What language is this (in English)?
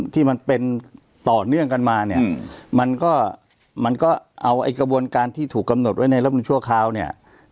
Thai